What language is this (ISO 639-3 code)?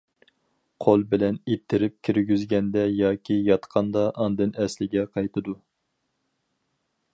uig